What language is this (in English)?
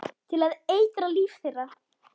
Icelandic